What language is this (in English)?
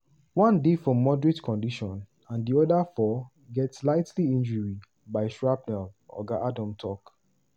Nigerian Pidgin